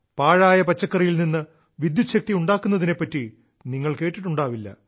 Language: Malayalam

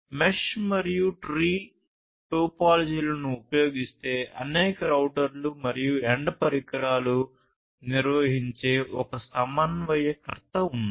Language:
Telugu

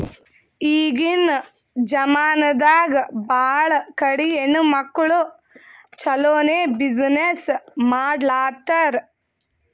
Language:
Kannada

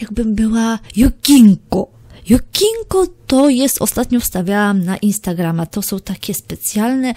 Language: Polish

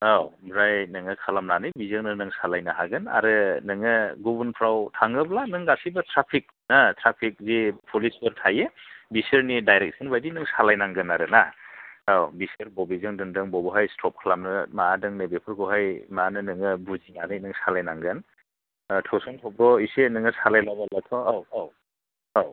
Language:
Bodo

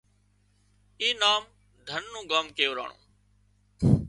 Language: Wadiyara Koli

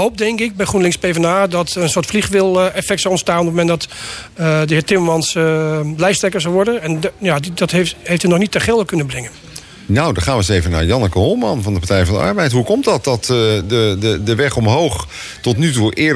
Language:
Dutch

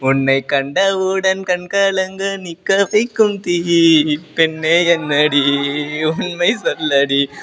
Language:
Sanskrit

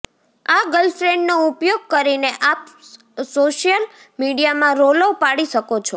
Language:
Gujarati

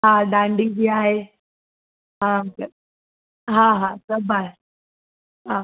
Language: Sindhi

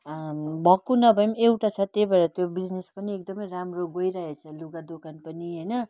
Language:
Nepali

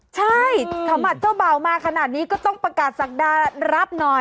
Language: Thai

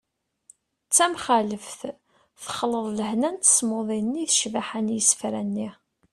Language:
Kabyle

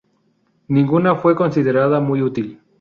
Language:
Spanish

